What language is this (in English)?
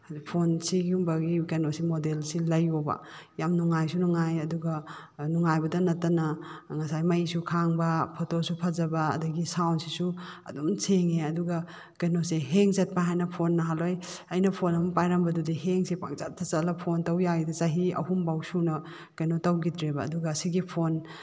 Manipuri